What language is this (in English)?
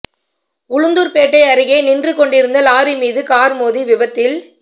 Tamil